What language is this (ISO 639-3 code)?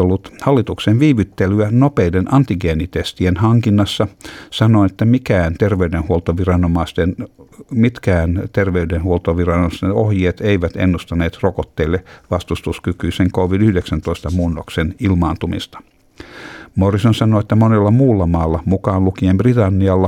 fin